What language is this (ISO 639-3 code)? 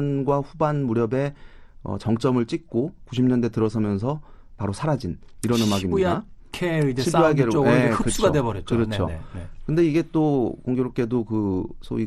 kor